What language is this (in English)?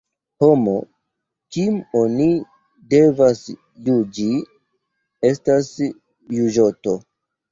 Esperanto